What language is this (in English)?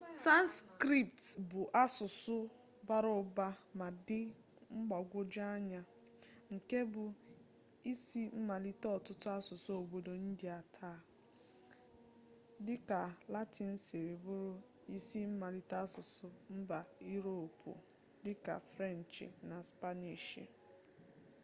Igbo